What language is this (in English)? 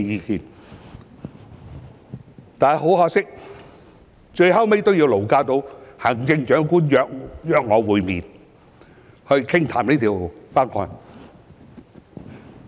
Cantonese